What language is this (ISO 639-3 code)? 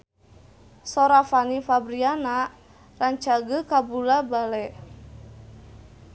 sun